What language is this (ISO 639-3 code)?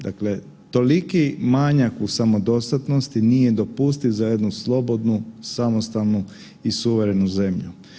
hrv